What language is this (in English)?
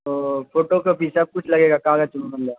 Urdu